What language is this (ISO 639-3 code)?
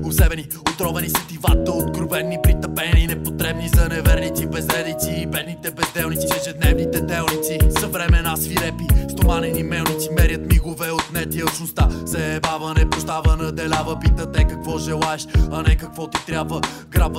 bul